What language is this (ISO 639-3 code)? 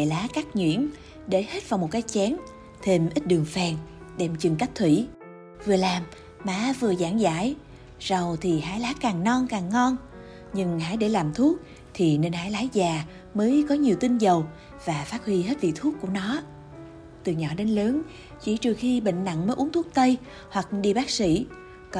vie